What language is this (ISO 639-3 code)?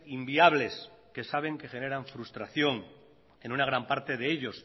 spa